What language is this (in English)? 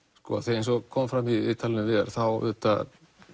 Icelandic